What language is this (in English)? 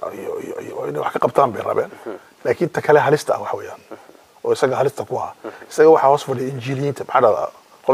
Arabic